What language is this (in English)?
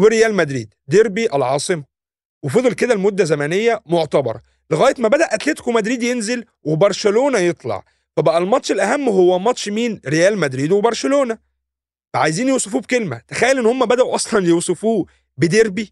Arabic